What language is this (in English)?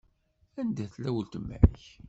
Kabyle